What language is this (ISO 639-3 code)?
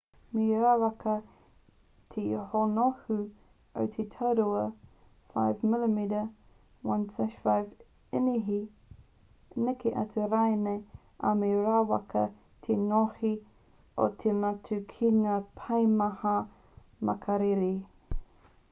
mri